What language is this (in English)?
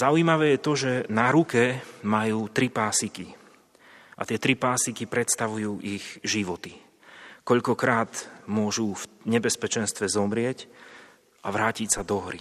Slovak